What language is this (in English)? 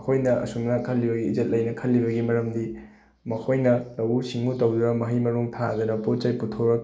Manipuri